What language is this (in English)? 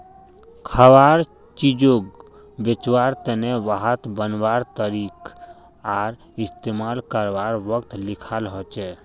Magahi